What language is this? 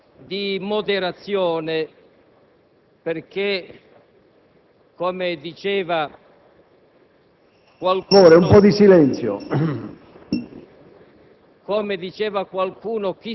Italian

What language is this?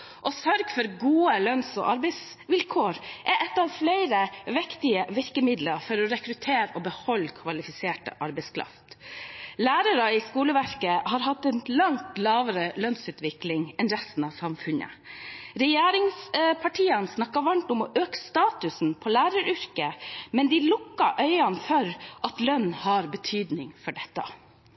Norwegian Bokmål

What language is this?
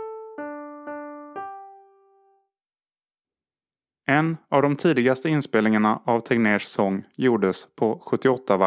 Swedish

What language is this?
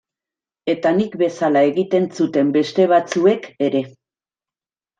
Basque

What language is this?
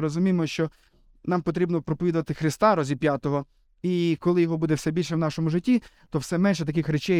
Ukrainian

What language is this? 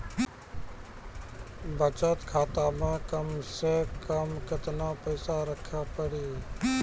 Maithili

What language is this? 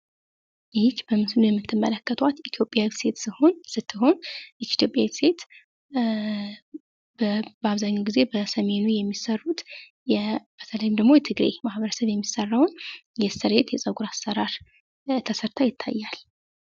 Amharic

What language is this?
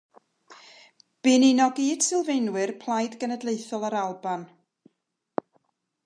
Welsh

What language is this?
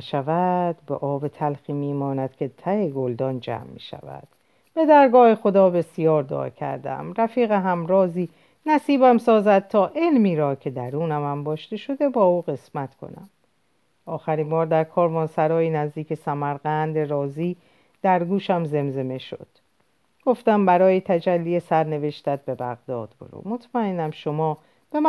Persian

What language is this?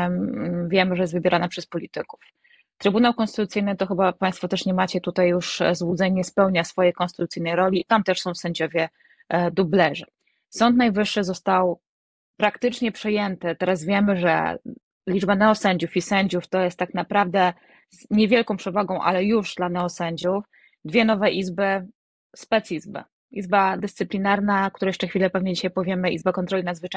Polish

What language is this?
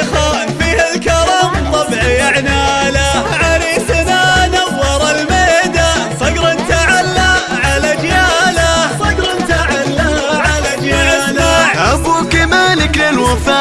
Arabic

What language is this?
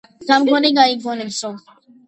Georgian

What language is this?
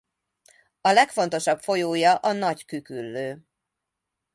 Hungarian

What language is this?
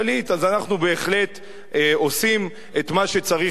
Hebrew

